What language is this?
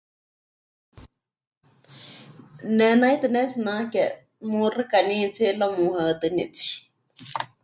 Huichol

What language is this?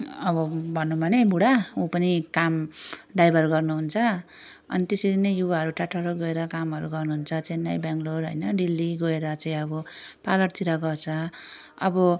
Nepali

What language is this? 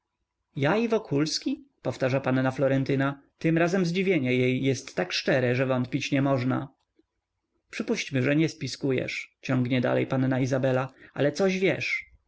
Polish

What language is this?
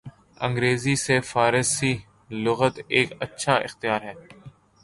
Urdu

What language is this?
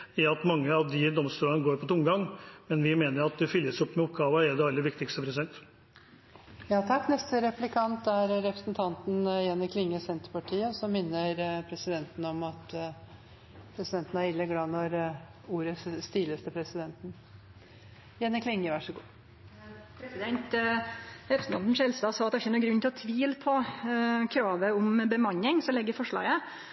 Norwegian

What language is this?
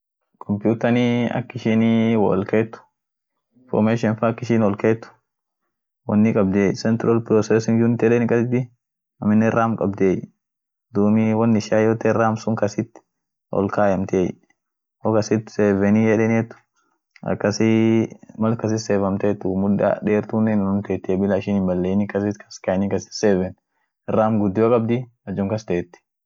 Orma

